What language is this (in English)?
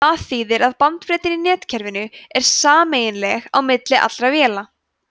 Icelandic